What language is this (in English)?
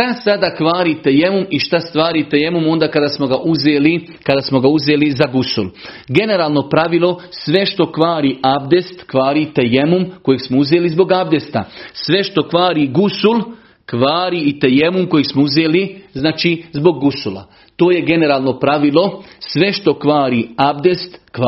Croatian